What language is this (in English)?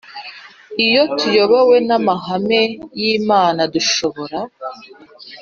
Kinyarwanda